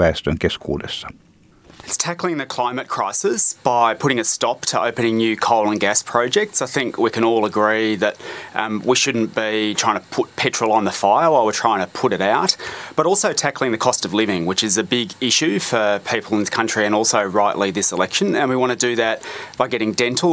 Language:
Finnish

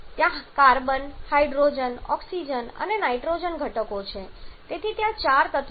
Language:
Gujarati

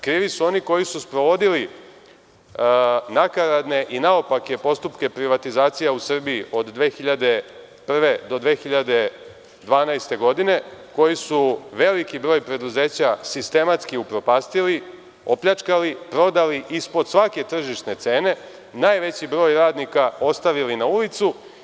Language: Serbian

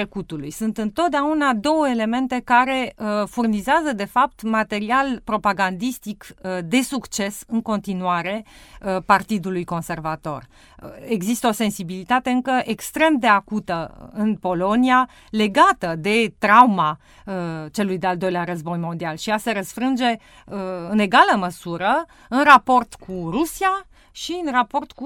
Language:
Romanian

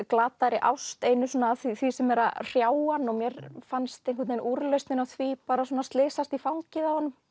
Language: Icelandic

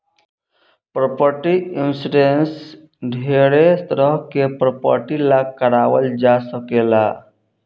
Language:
Bhojpuri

